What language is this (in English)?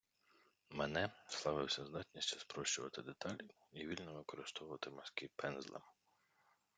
Ukrainian